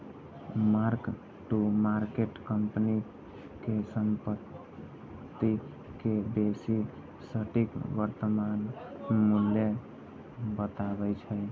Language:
Maithili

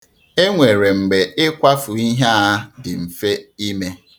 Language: Igbo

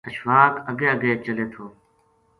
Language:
Gujari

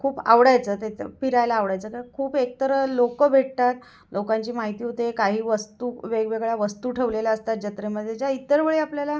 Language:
Marathi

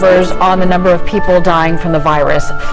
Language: Indonesian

